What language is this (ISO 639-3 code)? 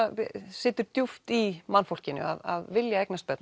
isl